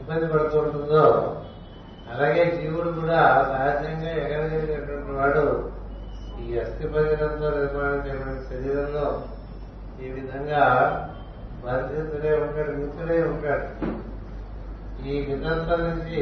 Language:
Telugu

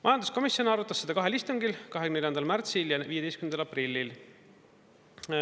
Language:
Estonian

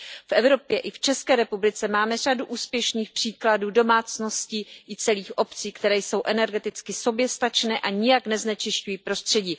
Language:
Czech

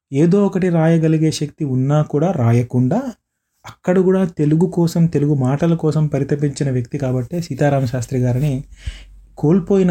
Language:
Telugu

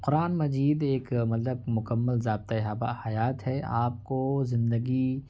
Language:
Urdu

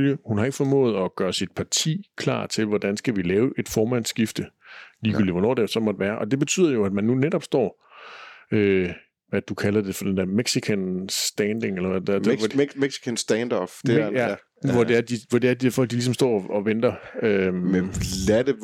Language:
Danish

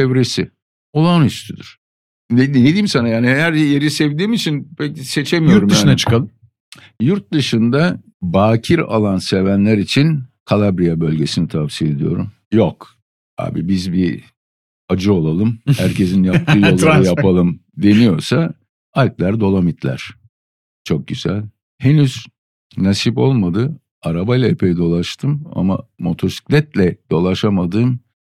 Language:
Turkish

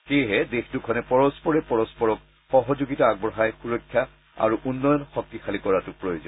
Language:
Assamese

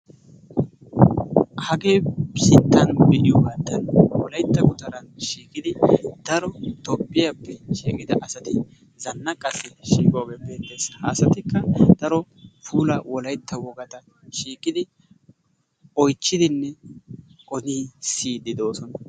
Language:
Wolaytta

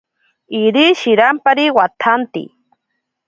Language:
Ashéninka Perené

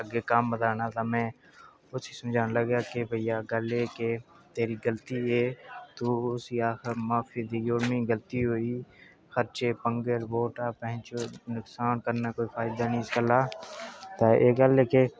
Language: Dogri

